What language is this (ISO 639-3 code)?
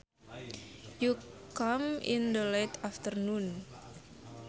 sun